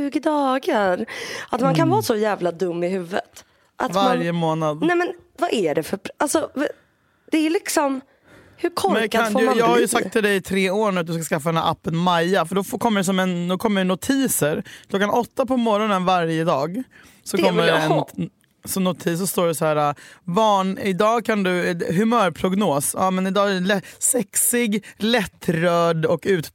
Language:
Swedish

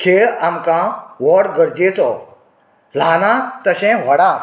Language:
Konkani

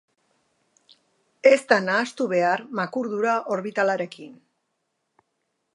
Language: Basque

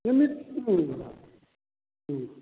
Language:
Manipuri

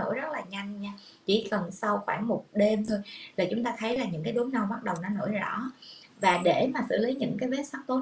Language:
Vietnamese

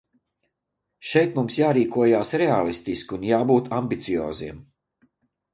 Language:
Latvian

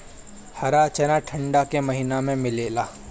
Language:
Bhojpuri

